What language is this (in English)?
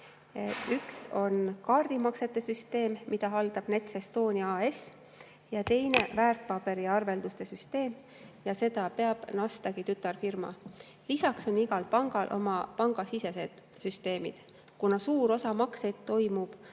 Estonian